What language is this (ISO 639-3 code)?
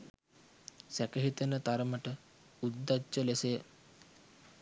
sin